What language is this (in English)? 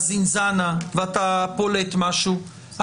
Hebrew